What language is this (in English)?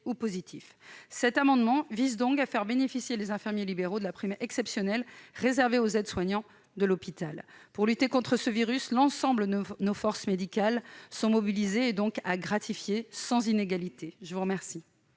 French